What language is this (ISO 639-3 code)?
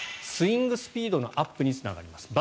jpn